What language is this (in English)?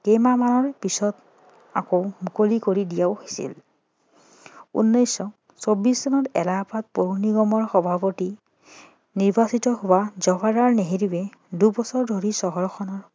Assamese